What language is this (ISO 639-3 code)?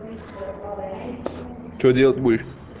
rus